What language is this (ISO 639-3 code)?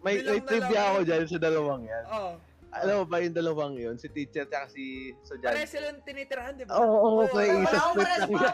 fil